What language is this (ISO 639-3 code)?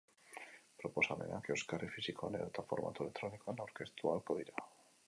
eus